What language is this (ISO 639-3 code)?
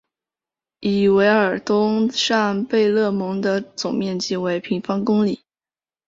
zho